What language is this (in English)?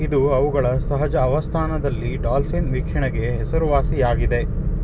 Kannada